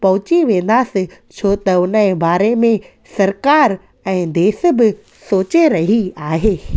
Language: Sindhi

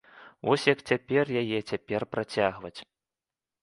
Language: Belarusian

